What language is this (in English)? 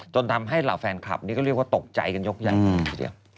Thai